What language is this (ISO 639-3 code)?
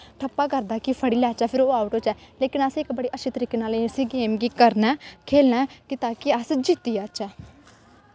doi